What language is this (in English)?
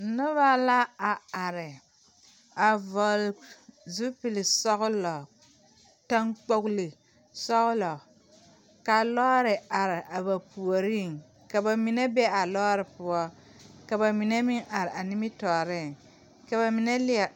Southern Dagaare